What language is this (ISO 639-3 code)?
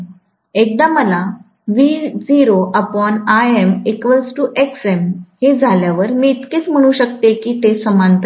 mar